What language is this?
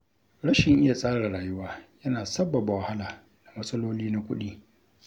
Hausa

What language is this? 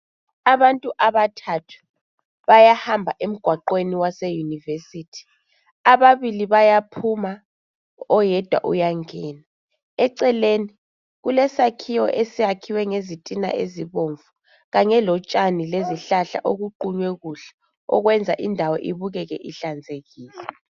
North Ndebele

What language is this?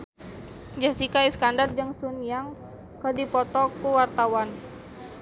Sundanese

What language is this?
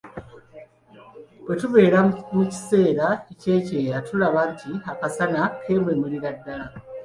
Ganda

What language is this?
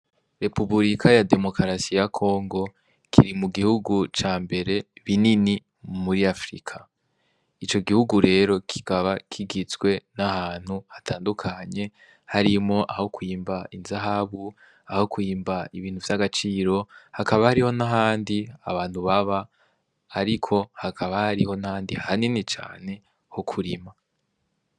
Rundi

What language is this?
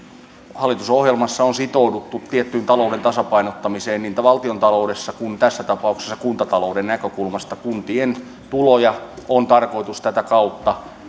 Finnish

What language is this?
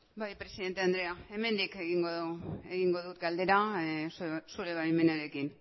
Basque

